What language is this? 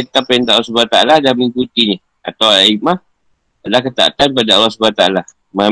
Malay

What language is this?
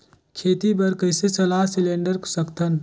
Chhattisgarhi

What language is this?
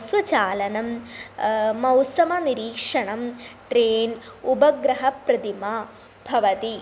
Sanskrit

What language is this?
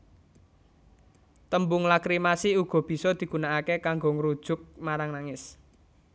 Javanese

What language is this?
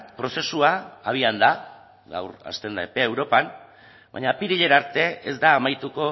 Basque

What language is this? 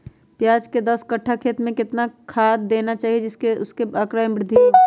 Magahi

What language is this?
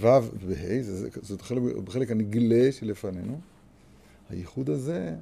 Hebrew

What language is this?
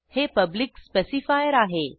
Marathi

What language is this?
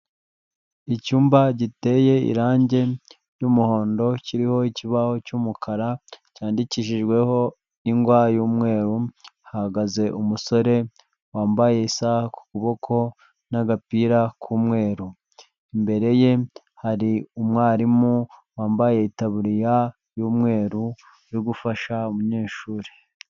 Kinyarwanda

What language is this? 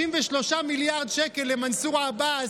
Hebrew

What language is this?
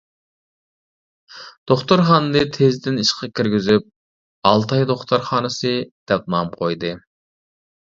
Uyghur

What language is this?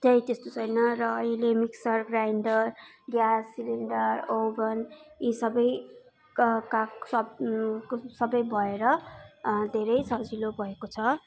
Nepali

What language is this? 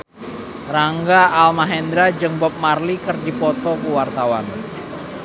Sundanese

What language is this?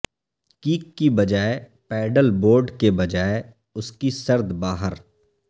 Urdu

